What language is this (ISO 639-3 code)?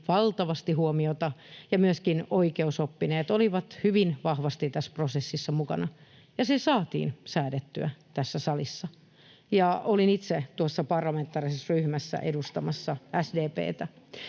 fin